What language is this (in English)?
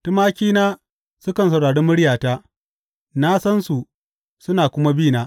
Hausa